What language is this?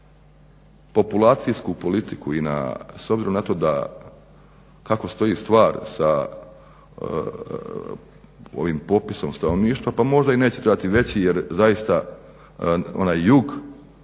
Croatian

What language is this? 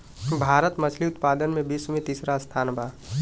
Bhojpuri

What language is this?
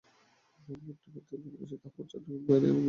Bangla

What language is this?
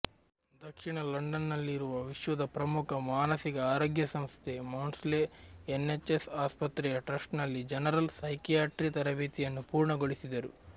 Kannada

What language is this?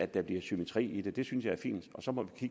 Danish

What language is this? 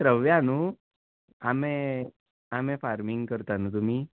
Konkani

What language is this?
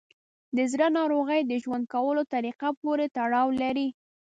Pashto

